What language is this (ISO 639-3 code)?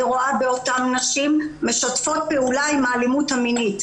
heb